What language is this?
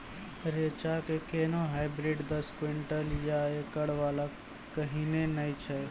Maithili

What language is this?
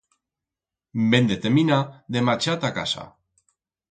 Aragonese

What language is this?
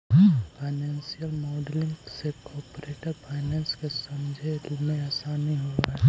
Magahi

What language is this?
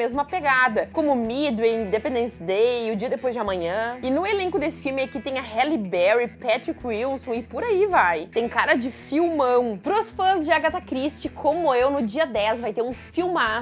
Portuguese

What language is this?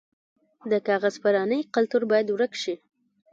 Pashto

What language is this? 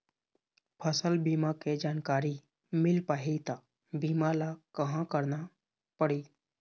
Chhattisgarhi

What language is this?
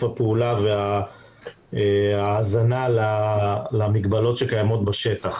Hebrew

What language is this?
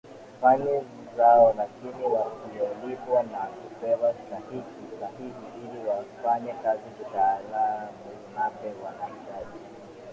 Swahili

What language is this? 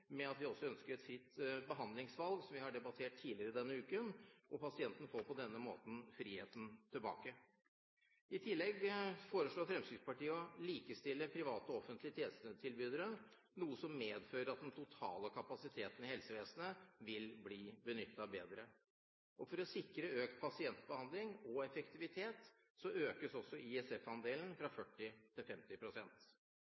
Norwegian Bokmål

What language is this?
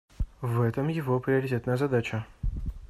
Russian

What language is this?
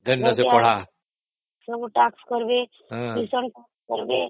Odia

